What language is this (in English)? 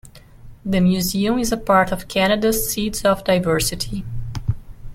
English